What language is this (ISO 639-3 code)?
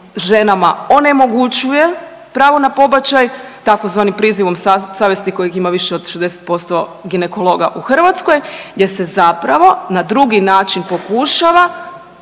hrv